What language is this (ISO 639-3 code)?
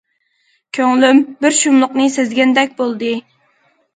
uig